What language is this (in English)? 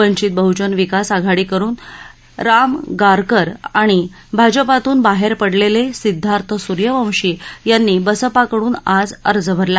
Marathi